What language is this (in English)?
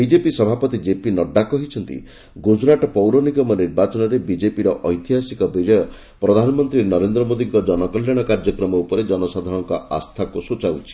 Odia